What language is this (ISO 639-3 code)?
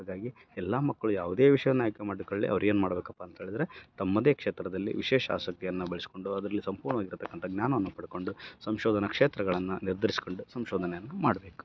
kan